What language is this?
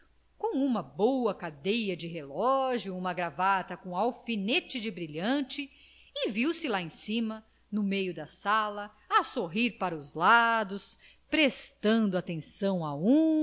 Portuguese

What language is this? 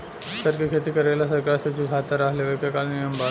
Bhojpuri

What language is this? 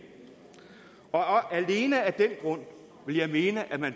Danish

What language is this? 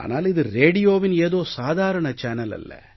Tamil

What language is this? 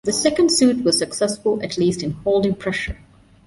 English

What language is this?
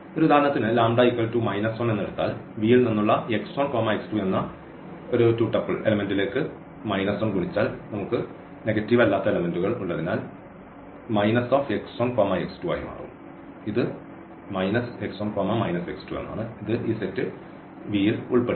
Malayalam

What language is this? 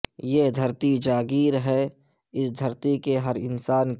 Urdu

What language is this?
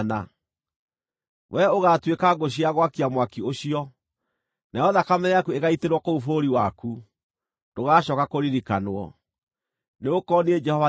Kikuyu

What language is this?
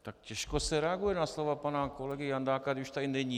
Czech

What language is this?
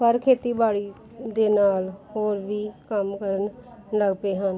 Punjabi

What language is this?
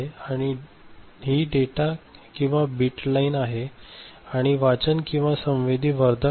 Marathi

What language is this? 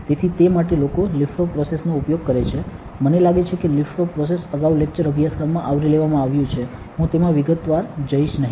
Gujarati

